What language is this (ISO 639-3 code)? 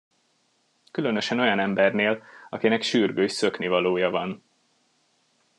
hun